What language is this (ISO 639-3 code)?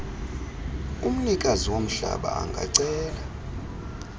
xho